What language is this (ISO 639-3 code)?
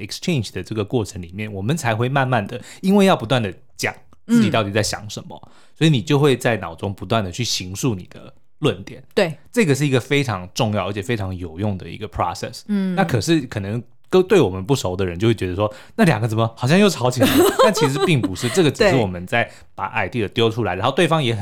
zho